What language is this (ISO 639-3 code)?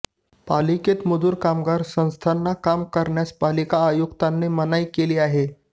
mar